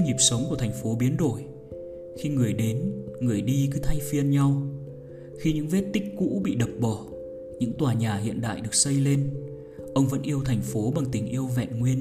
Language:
Vietnamese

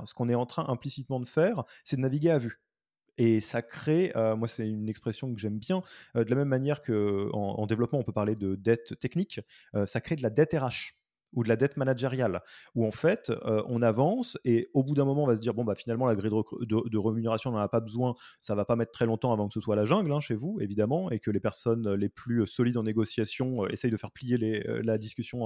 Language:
French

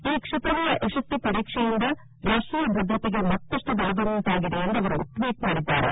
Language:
Kannada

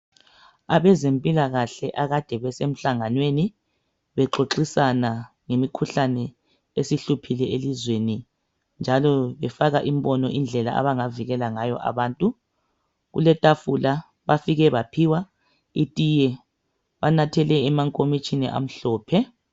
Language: North Ndebele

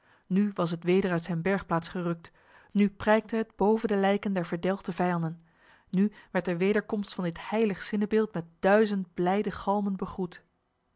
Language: Dutch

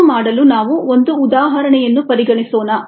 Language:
Kannada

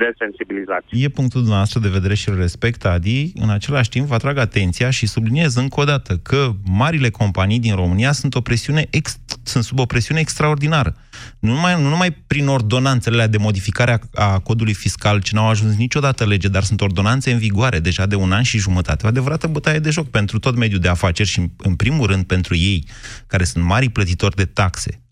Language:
Romanian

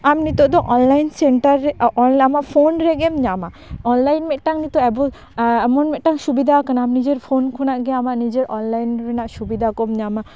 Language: Santali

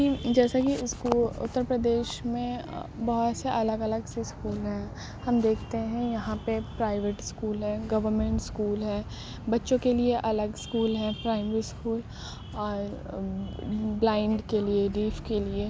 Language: Urdu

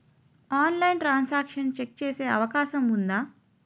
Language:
Telugu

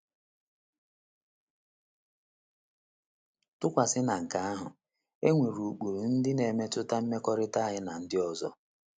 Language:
Igbo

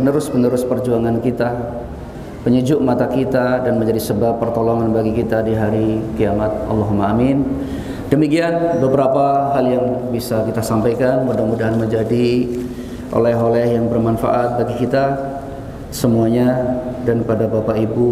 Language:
Indonesian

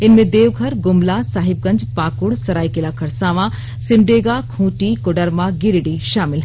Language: Hindi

